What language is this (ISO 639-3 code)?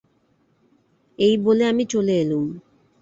ben